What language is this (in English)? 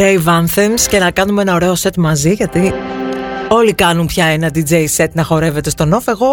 Greek